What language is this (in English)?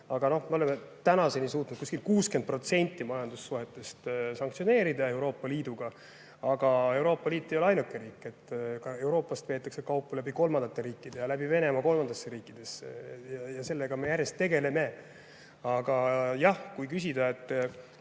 Estonian